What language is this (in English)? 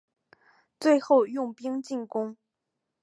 Chinese